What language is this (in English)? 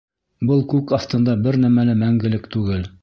Bashkir